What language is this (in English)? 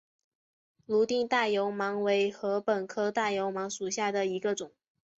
Chinese